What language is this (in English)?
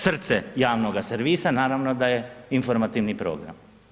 Croatian